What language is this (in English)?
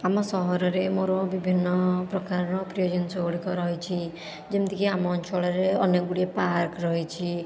Odia